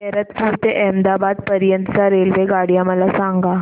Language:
Marathi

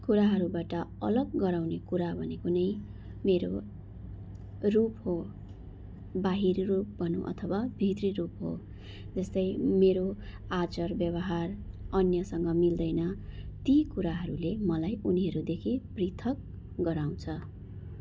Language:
Nepali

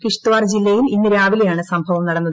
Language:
Malayalam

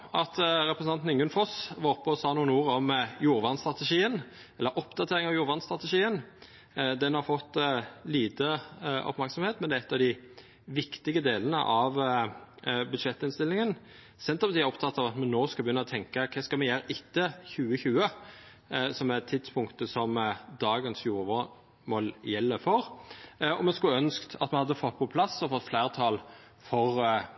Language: Norwegian Nynorsk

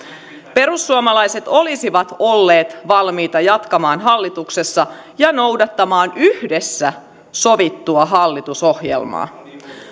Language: Finnish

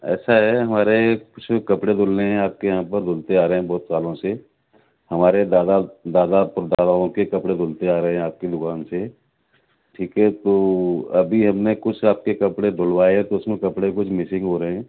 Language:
Urdu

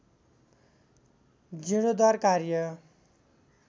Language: Nepali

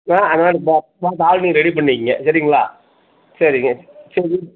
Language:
Tamil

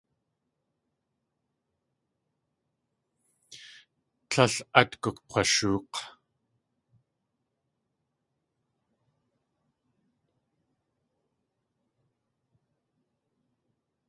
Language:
Tlingit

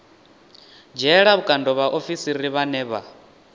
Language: Venda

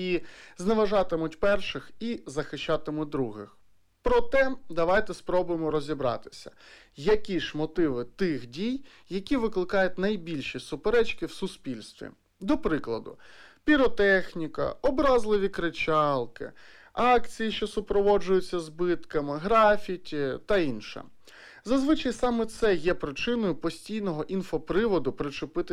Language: Ukrainian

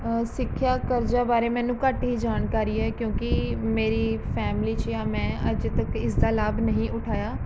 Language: Punjabi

